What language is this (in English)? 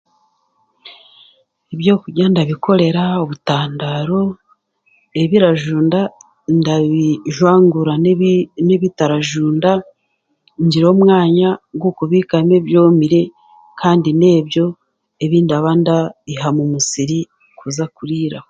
Chiga